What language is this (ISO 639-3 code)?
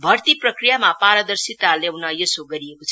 nep